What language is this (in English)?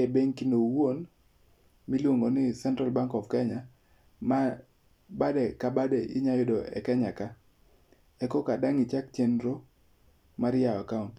Luo (Kenya and Tanzania)